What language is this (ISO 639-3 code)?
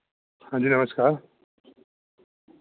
doi